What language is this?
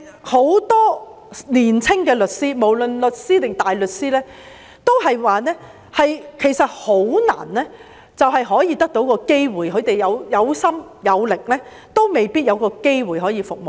Cantonese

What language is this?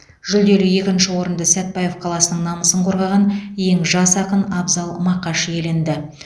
Kazakh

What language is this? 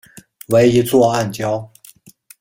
Chinese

